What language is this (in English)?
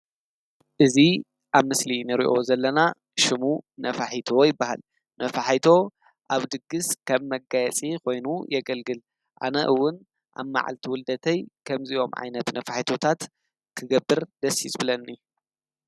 Tigrinya